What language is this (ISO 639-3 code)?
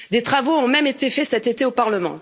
fra